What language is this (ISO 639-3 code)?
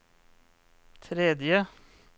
nor